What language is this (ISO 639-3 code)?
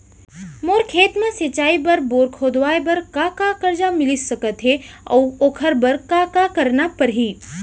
hne